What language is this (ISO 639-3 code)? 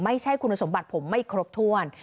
tha